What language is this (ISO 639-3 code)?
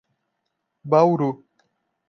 por